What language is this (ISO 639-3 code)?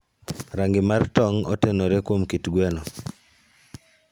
luo